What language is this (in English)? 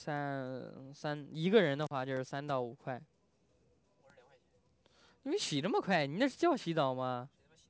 Chinese